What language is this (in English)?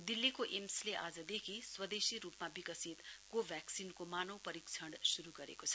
Nepali